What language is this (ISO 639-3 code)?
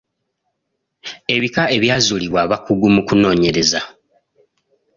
lug